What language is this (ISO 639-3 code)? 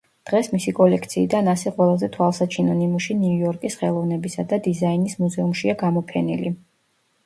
kat